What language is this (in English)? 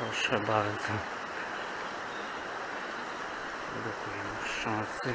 Polish